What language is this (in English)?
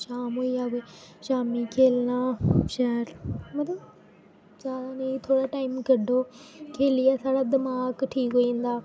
Dogri